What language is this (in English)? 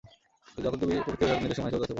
Bangla